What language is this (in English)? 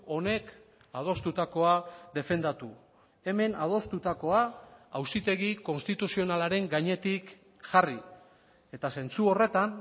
Basque